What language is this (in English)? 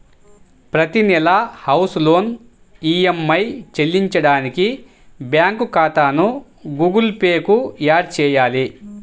Telugu